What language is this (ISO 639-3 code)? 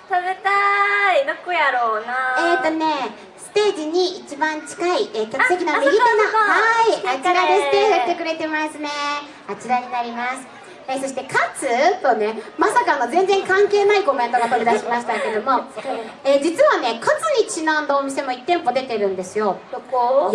jpn